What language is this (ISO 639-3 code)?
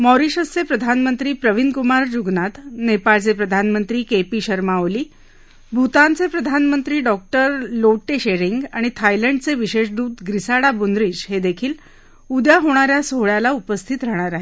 mar